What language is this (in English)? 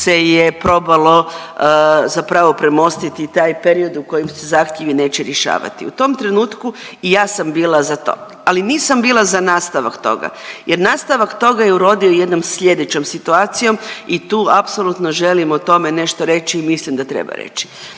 Croatian